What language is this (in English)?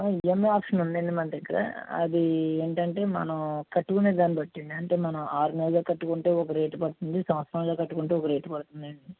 Telugu